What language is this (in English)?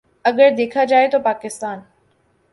Urdu